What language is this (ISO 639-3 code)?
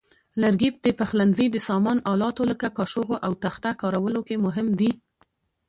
pus